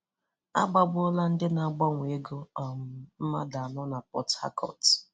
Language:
Igbo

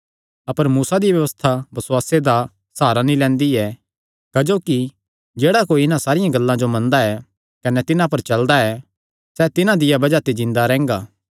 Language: Kangri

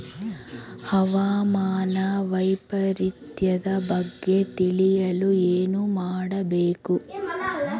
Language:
Kannada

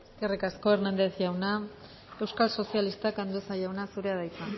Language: Basque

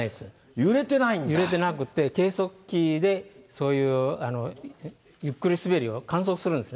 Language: Japanese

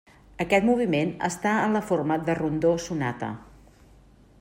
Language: Catalan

